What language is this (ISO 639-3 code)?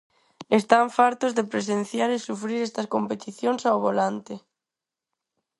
glg